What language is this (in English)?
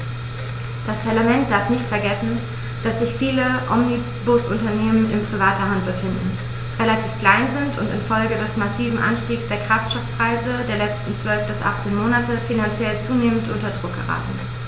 German